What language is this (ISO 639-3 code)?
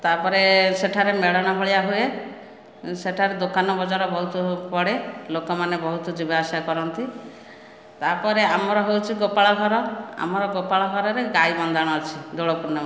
ori